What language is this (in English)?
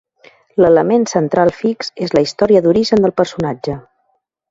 Catalan